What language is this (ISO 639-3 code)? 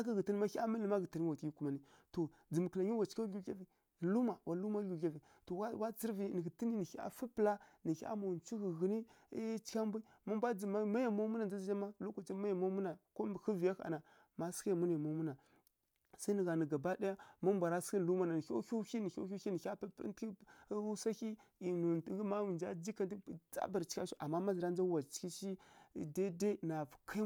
fkk